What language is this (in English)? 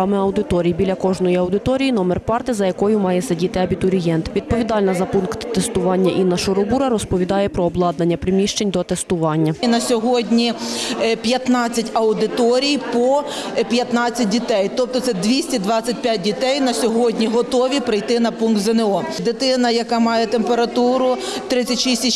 Ukrainian